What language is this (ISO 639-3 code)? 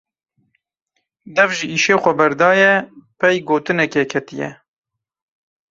kur